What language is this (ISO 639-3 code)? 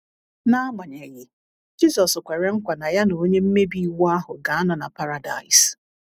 ibo